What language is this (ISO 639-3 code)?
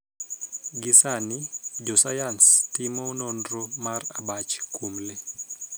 luo